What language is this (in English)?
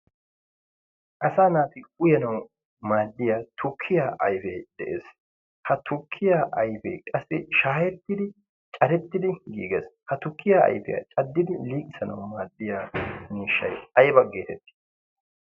Wolaytta